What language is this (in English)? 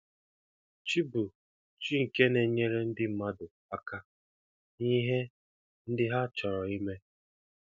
Igbo